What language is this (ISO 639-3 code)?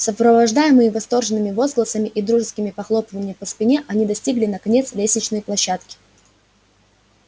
rus